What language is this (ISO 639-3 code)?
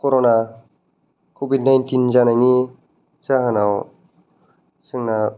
brx